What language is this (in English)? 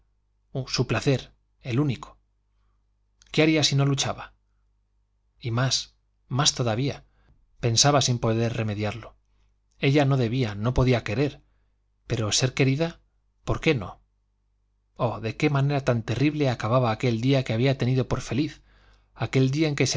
Spanish